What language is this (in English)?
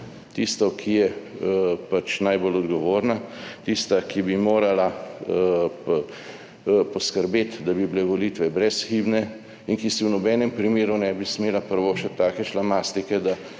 Slovenian